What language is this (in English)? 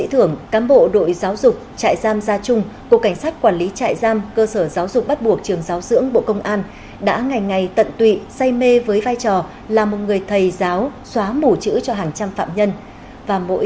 Vietnamese